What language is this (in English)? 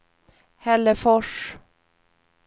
Swedish